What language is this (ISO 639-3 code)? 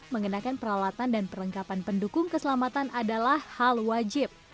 ind